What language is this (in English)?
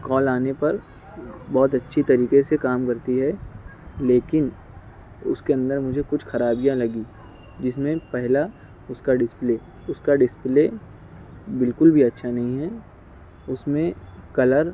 Urdu